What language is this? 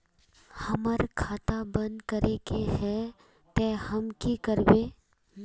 Magahi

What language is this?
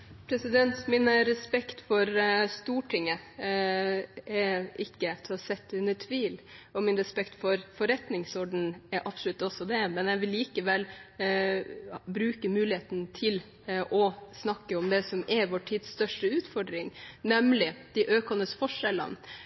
Norwegian Bokmål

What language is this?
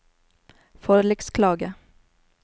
Norwegian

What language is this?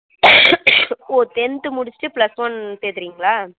Tamil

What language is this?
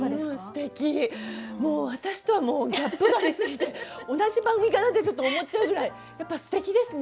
Japanese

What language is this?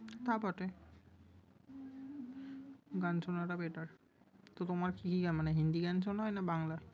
Bangla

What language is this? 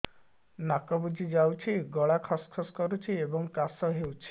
Odia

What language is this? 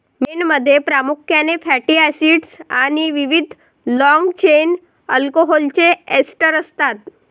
Marathi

